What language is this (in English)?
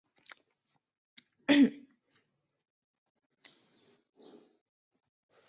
Chinese